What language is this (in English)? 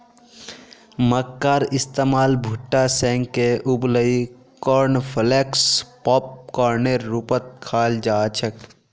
Magahi